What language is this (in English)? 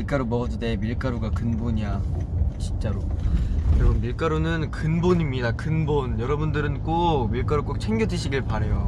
Korean